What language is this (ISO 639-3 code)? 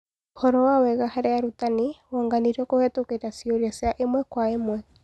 kik